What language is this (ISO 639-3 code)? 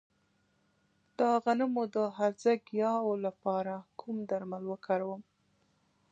pus